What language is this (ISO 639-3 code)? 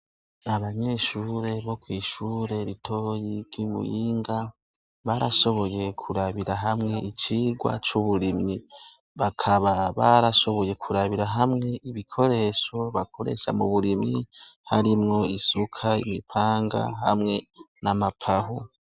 run